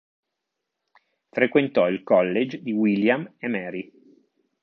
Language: Italian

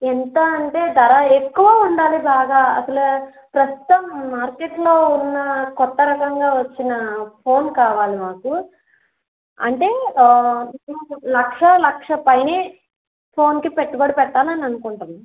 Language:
Telugu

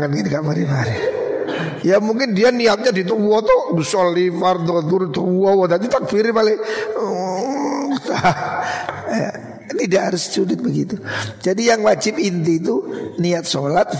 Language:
Indonesian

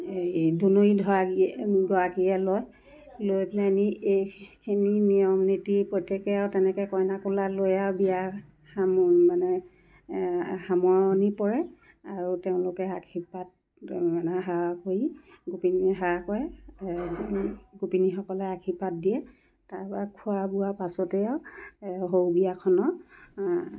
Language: Assamese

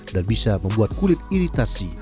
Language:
Indonesian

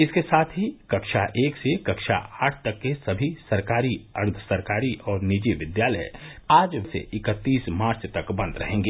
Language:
Hindi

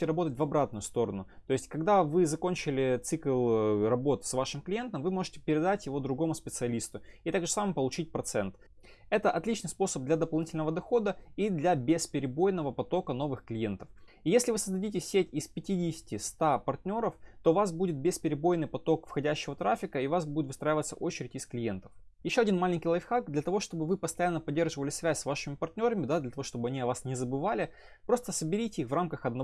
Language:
Russian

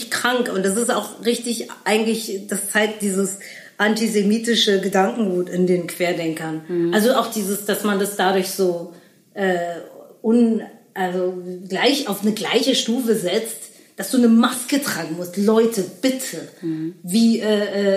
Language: German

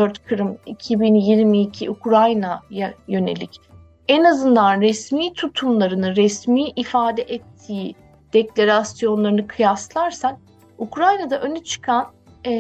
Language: Turkish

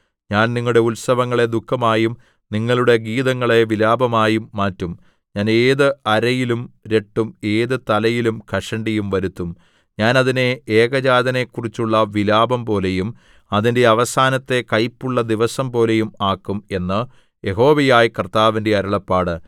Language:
Malayalam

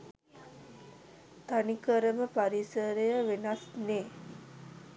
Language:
Sinhala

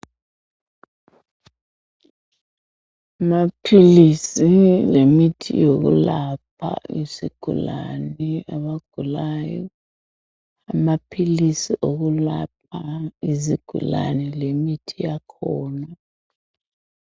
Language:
North Ndebele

